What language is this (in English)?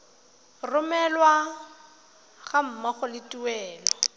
Tswana